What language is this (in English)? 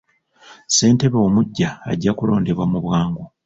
Ganda